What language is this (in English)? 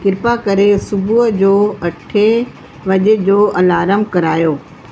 Sindhi